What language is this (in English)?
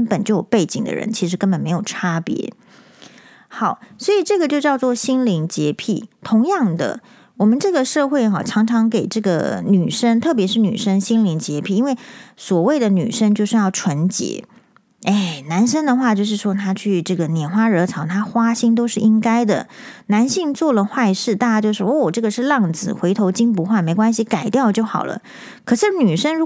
Chinese